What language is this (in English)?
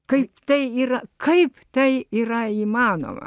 Lithuanian